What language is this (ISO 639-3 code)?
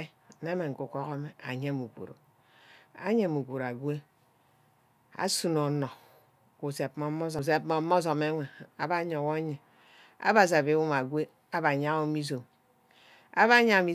byc